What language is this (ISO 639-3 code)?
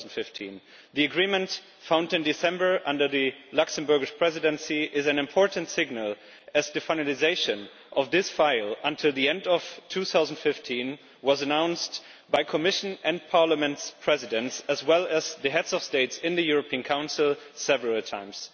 eng